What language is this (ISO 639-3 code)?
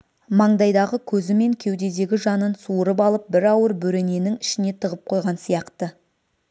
kaz